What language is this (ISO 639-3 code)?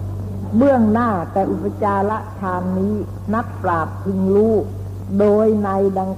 tha